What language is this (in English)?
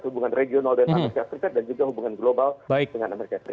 Indonesian